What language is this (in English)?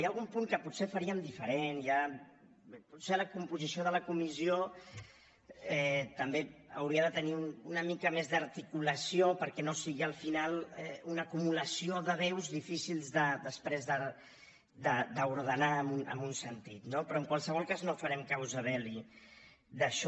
Catalan